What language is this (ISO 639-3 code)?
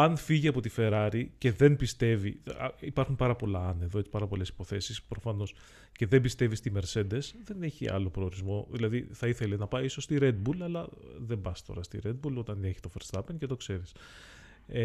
ell